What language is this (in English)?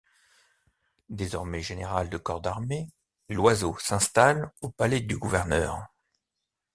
French